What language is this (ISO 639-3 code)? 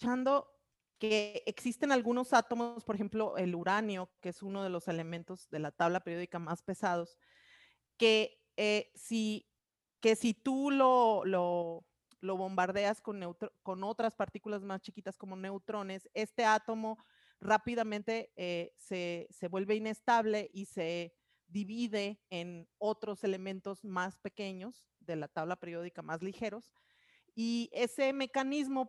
spa